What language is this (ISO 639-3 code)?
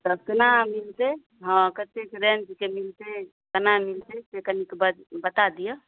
mai